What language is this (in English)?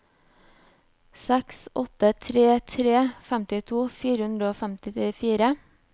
Norwegian